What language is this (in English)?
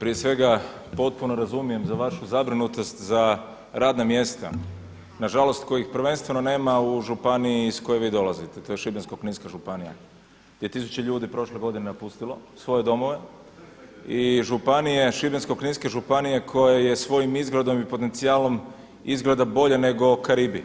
Croatian